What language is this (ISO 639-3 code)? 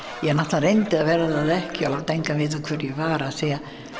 isl